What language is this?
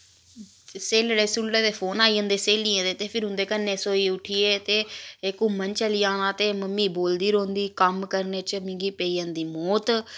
Dogri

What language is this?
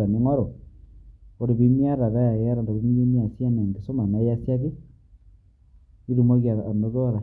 Masai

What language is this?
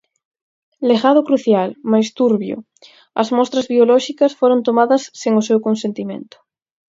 Galician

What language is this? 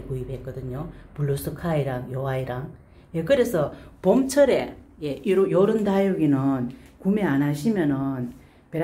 Korean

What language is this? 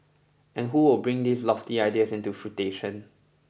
English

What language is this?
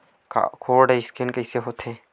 Chhattisgarhi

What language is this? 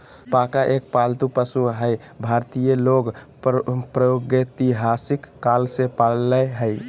Magahi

